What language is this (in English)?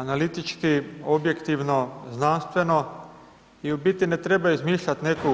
Croatian